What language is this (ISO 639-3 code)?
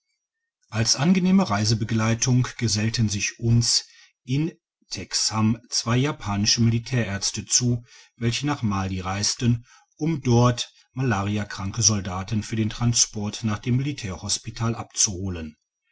deu